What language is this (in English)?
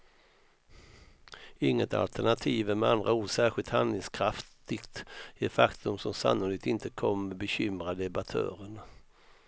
Swedish